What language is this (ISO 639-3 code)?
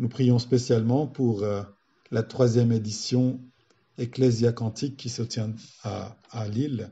fra